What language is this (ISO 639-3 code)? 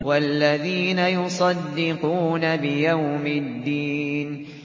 ara